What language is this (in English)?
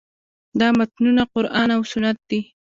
Pashto